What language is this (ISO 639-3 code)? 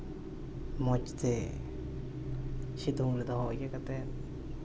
sat